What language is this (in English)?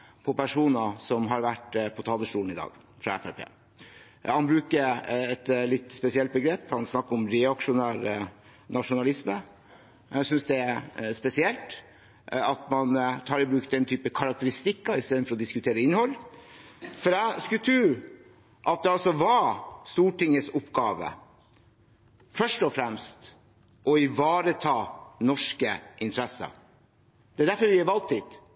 Norwegian Bokmål